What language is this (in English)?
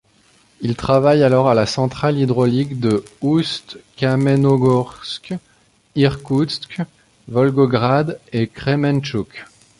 French